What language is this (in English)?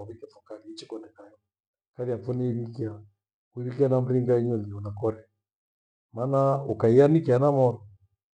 Gweno